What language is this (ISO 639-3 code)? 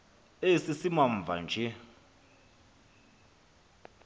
xho